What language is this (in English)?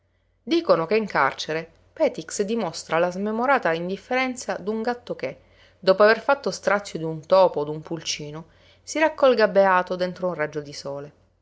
Italian